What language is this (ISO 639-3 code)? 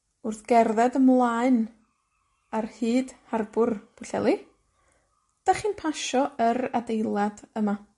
cym